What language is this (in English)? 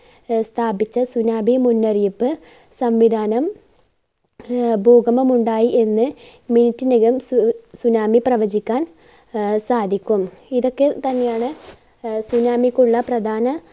Malayalam